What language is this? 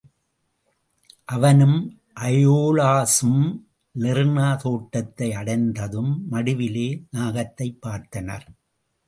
Tamil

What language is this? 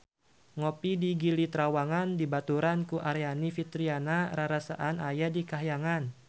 Sundanese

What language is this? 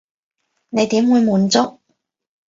Cantonese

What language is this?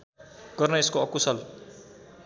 Nepali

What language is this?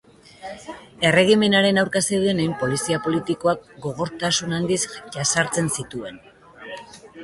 Basque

